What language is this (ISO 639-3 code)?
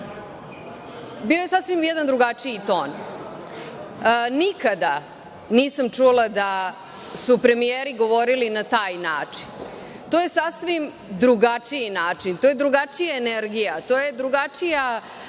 srp